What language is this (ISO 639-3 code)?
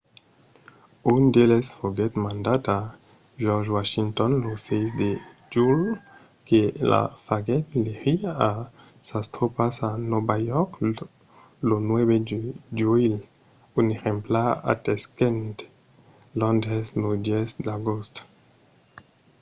oci